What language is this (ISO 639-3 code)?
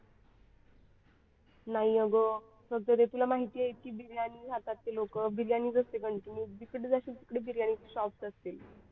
mar